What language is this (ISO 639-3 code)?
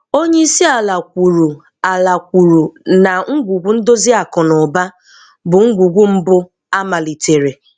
ibo